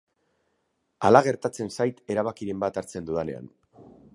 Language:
Basque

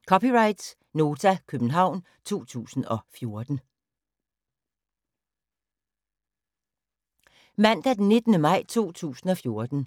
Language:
Danish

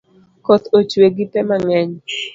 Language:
Luo (Kenya and Tanzania)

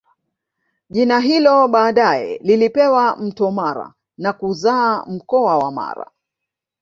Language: Swahili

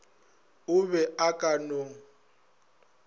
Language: Northern Sotho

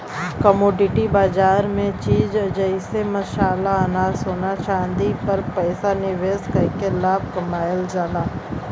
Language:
Bhojpuri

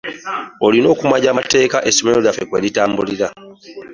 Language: Ganda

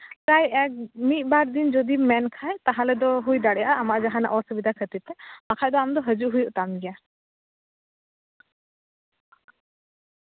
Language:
Santali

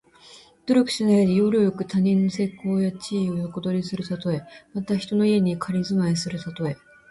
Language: Japanese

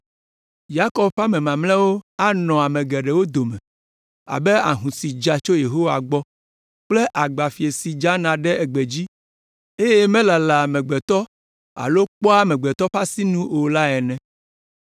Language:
Ewe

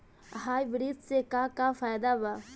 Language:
Bhojpuri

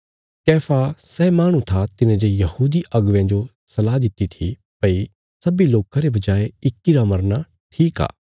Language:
Bilaspuri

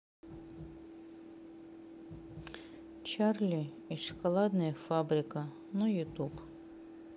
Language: Russian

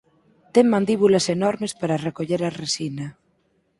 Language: Galician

